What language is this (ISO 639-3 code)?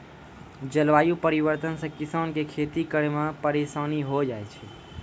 mai